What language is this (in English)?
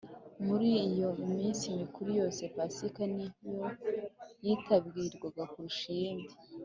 Kinyarwanda